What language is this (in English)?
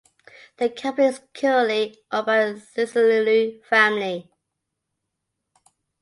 English